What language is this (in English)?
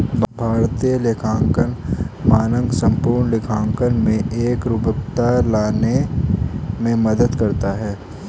Hindi